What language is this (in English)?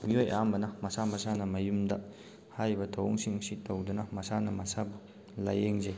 Manipuri